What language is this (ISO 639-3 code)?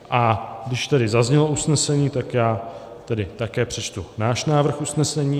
ces